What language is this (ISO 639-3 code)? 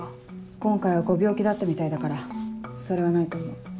jpn